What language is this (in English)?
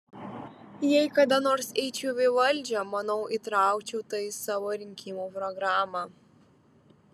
Lithuanian